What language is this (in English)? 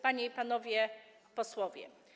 Polish